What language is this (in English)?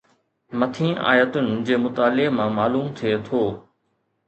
Sindhi